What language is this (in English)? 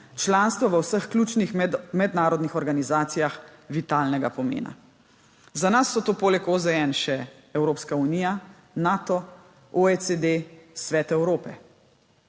Slovenian